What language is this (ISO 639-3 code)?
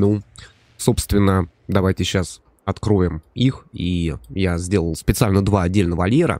rus